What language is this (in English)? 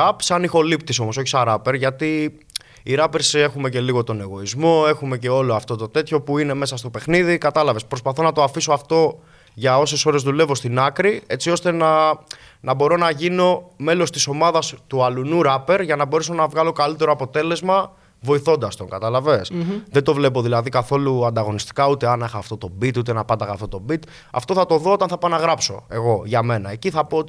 Greek